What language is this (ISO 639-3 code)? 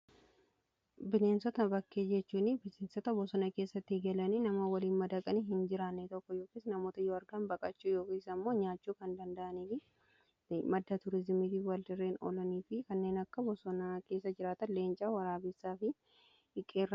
orm